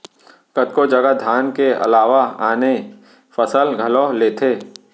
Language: Chhattisgarhi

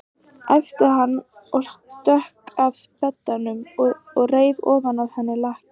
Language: Icelandic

